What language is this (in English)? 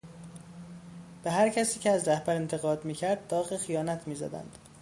Persian